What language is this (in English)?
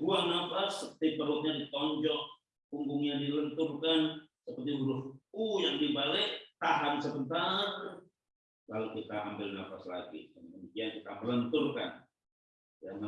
Indonesian